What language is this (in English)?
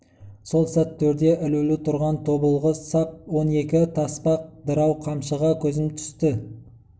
Kazakh